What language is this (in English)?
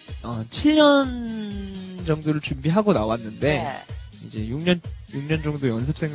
Korean